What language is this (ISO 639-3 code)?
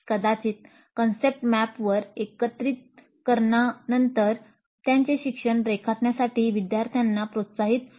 mar